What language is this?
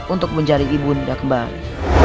Indonesian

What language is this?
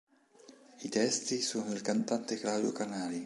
Italian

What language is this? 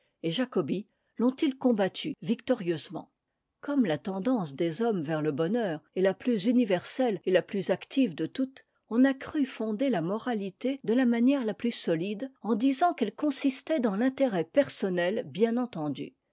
French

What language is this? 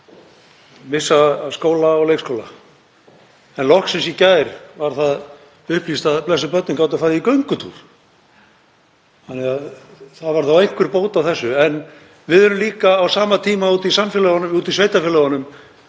Icelandic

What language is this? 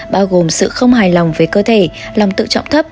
Vietnamese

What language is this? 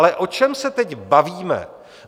Czech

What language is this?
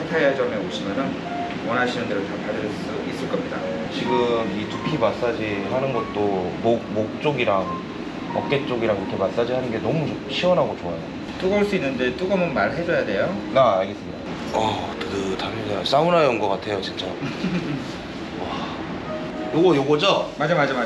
Korean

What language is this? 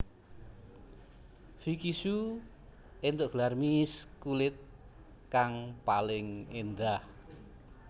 Javanese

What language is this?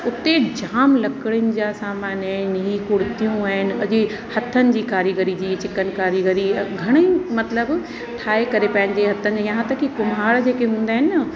Sindhi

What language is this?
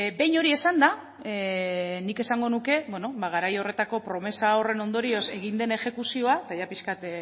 Basque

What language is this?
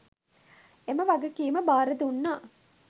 Sinhala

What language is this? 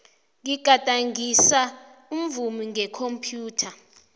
South Ndebele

